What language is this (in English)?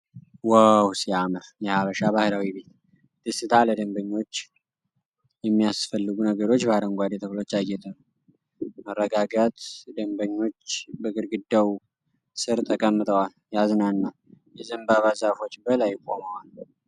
Amharic